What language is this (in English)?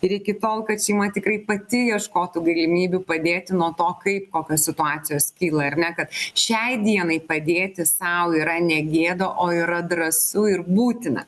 Lithuanian